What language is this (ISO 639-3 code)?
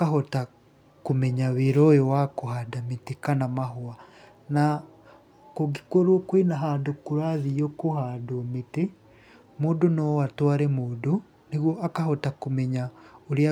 kik